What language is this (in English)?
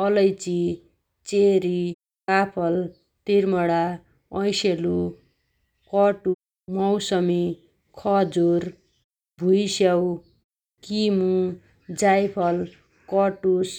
Dotyali